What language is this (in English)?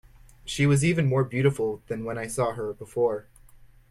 English